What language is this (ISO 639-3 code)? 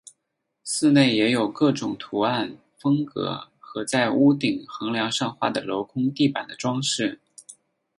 zho